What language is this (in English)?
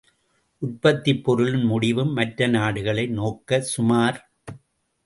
Tamil